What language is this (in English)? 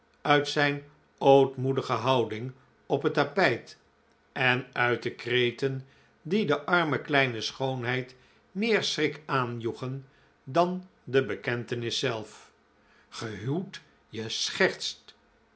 Dutch